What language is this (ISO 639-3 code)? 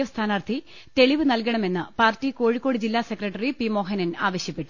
mal